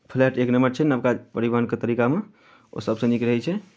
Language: Maithili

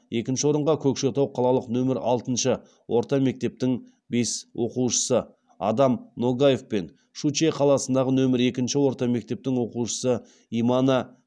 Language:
Kazakh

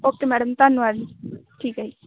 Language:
Punjabi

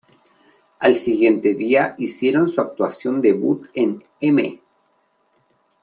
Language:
Spanish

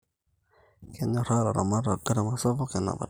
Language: Masai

